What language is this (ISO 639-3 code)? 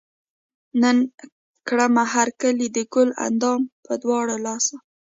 pus